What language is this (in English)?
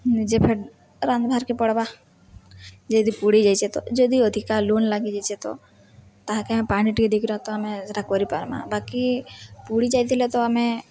Odia